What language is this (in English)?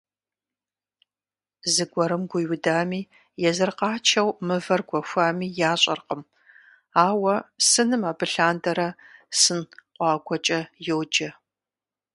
Kabardian